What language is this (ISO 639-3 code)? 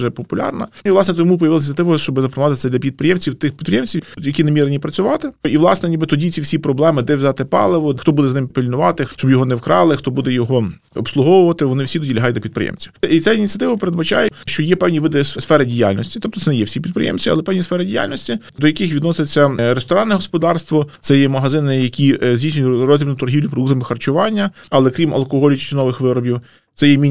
ukr